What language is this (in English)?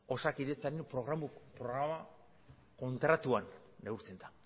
Basque